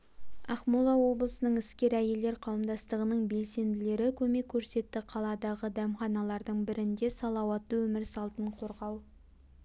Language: Kazakh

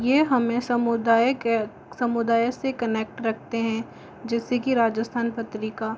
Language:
Hindi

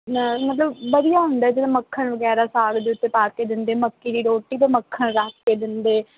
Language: Punjabi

